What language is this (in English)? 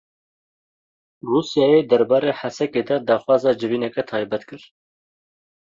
Kurdish